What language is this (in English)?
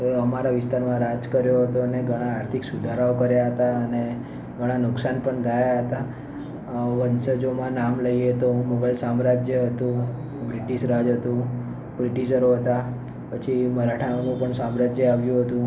Gujarati